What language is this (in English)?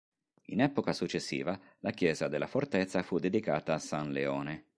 Italian